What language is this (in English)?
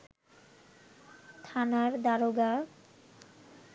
Bangla